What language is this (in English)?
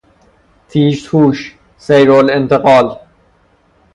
Persian